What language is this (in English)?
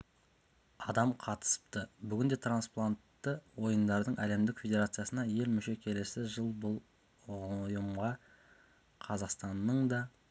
Kazakh